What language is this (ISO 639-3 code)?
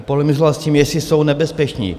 ces